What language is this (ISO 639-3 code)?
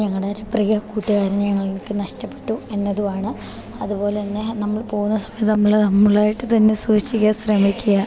mal